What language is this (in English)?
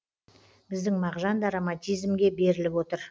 Kazakh